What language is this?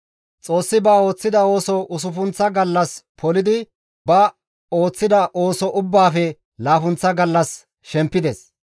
Gamo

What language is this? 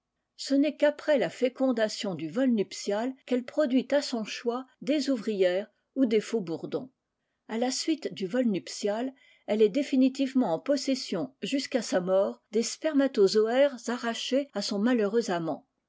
French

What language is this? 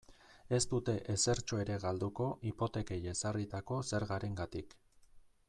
Basque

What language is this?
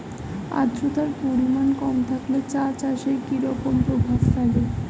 Bangla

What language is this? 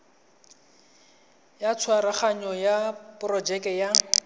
Tswana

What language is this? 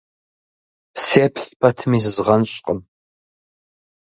Kabardian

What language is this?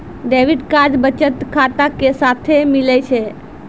Maithili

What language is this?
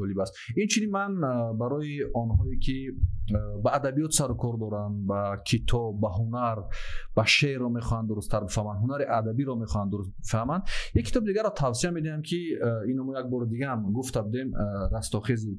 Persian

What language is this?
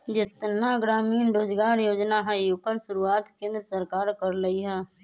Magahi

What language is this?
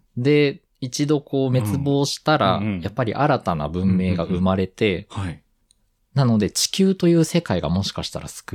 Japanese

